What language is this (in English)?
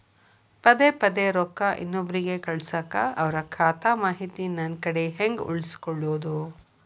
Kannada